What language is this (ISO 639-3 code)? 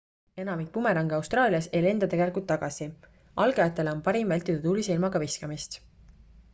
est